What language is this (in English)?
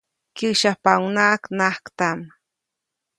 Copainalá Zoque